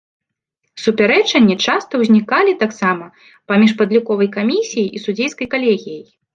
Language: Belarusian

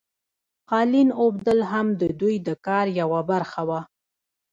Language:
Pashto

